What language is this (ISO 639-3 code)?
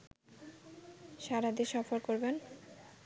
ben